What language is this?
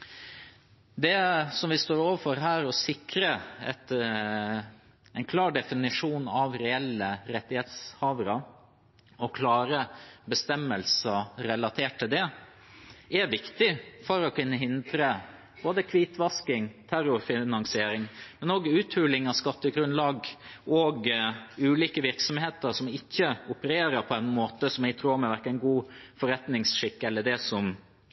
Norwegian Bokmål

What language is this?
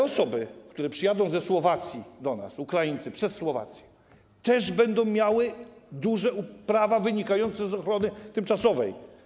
Polish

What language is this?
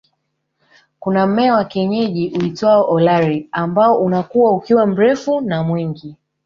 Swahili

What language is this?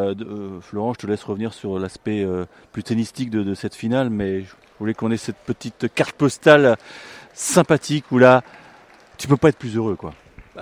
French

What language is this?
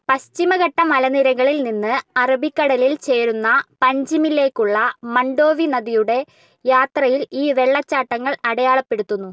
Malayalam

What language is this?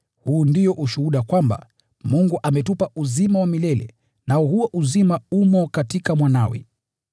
Swahili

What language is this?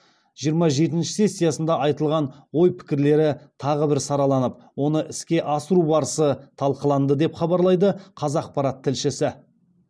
Kazakh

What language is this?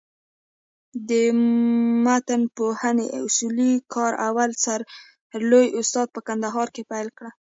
Pashto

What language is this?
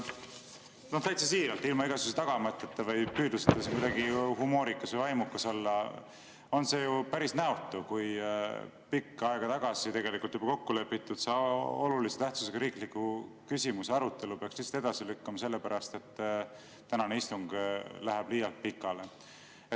Estonian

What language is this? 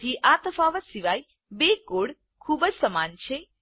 Gujarati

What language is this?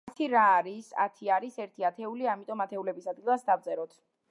Georgian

